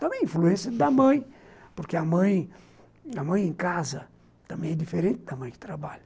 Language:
Portuguese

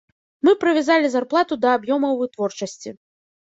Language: Belarusian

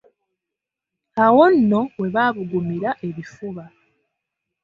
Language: Ganda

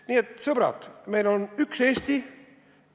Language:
Estonian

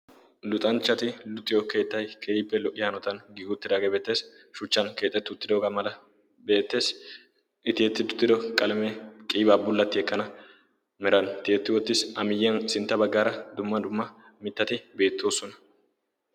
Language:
Wolaytta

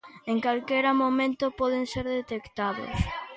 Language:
Galician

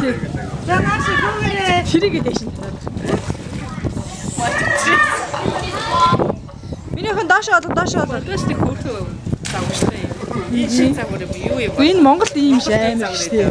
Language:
Ukrainian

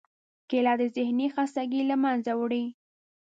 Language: Pashto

